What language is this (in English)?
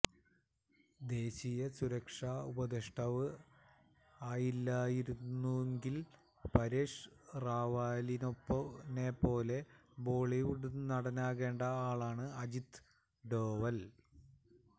Malayalam